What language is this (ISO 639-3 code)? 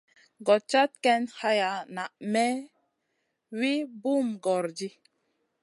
mcn